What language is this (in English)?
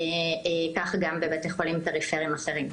Hebrew